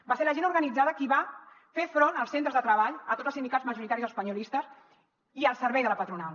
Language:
Catalan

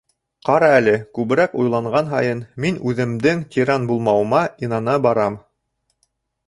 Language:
Bashkir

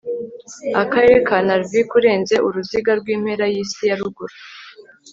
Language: Kinyarwanda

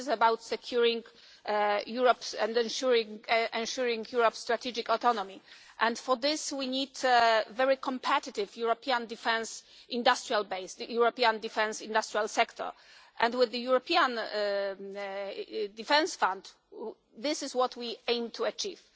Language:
English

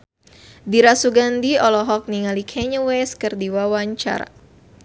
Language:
Sundanese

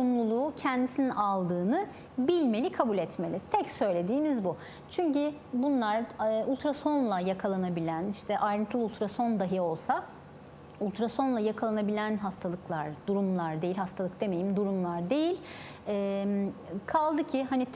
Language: Turkish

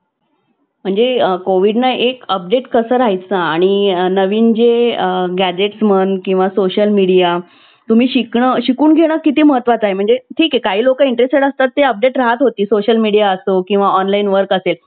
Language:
Marathi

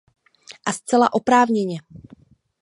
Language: Czech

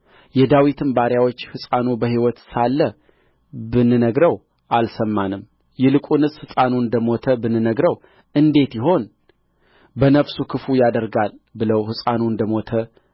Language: Amharic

